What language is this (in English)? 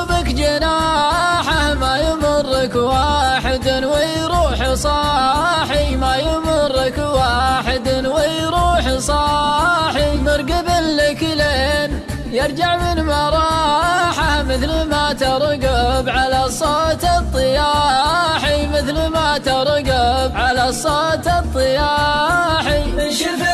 Arabic